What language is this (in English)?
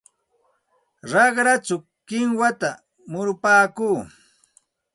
Santa Ana de Tusi Pasco Quechua